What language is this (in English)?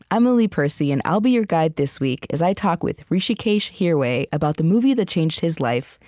English